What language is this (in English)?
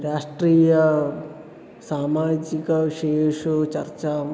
Sanskrit